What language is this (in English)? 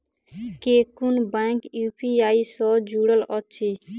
Maithili